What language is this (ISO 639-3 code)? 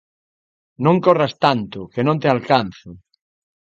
glg